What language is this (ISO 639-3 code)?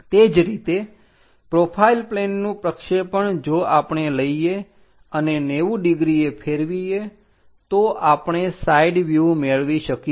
guj